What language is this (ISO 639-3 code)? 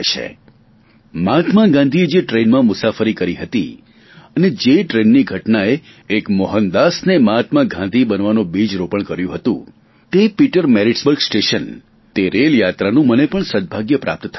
guj